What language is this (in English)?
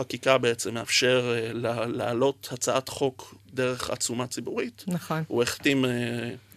Hebrew